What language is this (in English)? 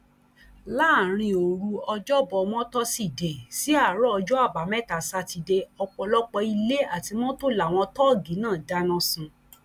Yoruba